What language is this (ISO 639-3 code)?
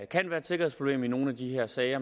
dan